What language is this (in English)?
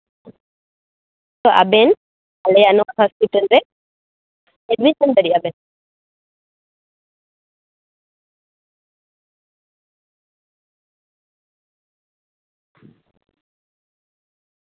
Santali